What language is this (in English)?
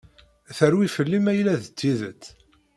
Kabyle